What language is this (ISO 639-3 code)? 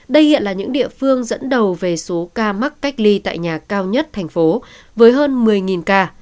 vie